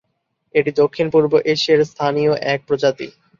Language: Bangla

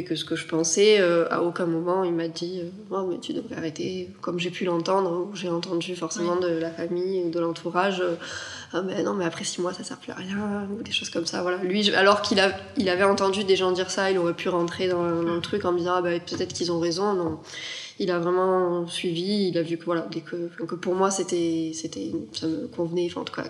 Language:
French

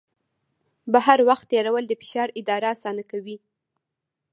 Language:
Pashto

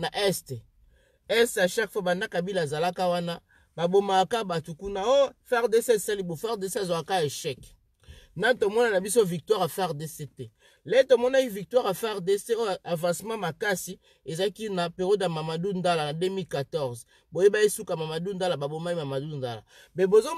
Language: French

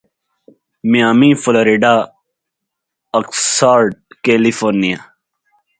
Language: Urdu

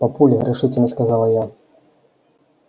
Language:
Russian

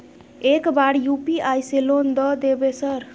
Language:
Maithili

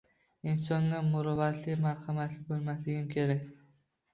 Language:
Uzbek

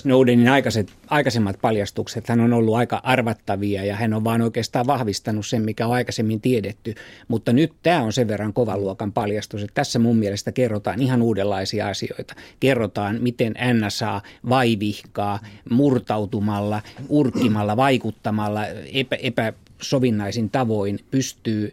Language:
Finnish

